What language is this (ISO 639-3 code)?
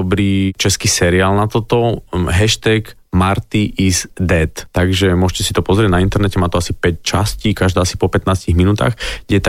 slk